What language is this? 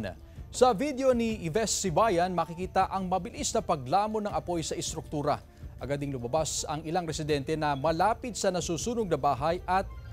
Filipino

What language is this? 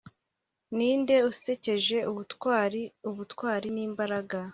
Kinyarwanda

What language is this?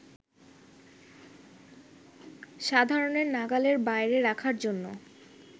Bangla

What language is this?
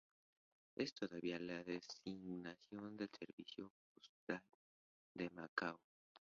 Spanish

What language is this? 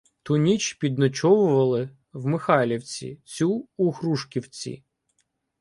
Ukrainian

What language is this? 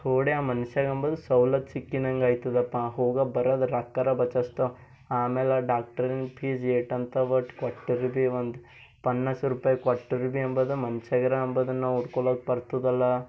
Kannada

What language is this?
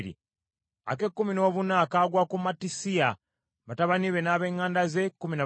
Ganda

